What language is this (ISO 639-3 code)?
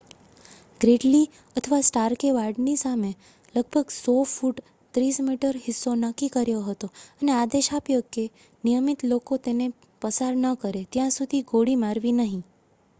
guj